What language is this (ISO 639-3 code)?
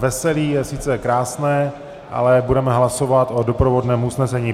ces